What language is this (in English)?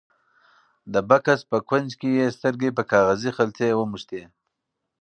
Pashto